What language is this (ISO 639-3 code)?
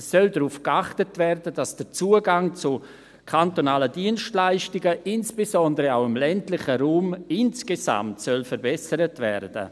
gsw